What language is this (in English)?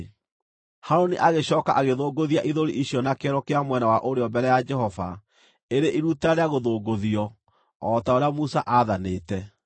Kikuyu